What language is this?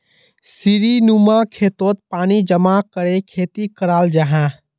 Magahi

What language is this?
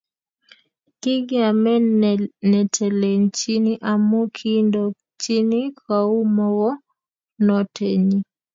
Kalenjin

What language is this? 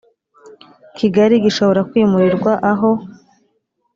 Kinyarwanda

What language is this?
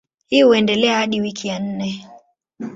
Swahili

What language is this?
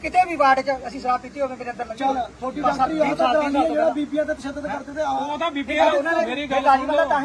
Punjabi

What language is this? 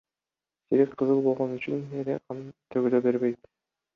Kyrgyz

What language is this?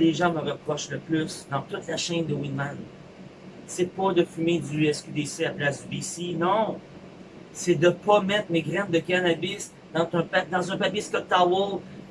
French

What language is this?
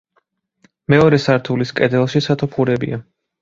Georgian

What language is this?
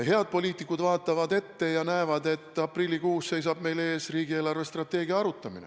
Estonian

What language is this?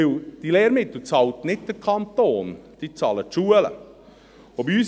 Swiss German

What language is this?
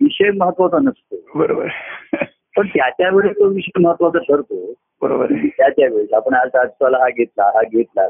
Marathi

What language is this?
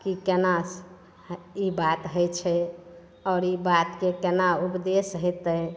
Maithili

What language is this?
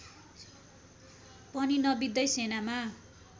Nepali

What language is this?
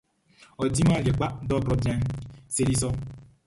Baoulé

